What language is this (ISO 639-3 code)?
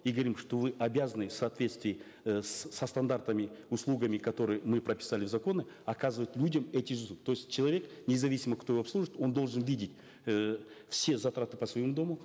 kaz